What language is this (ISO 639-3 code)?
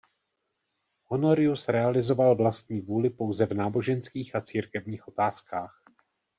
ces